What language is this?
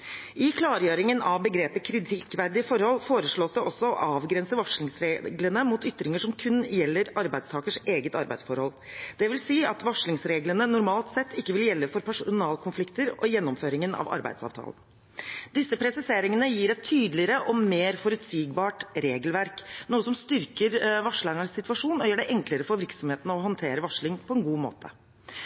Norwegian Bokmål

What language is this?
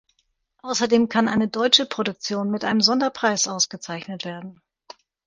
German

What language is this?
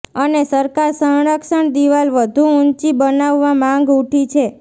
Gujarati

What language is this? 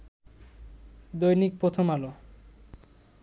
Bangla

